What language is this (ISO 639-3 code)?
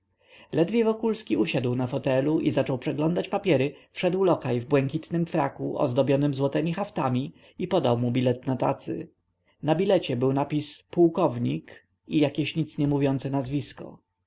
pol